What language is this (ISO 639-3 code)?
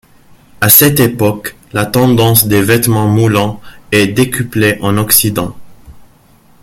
fra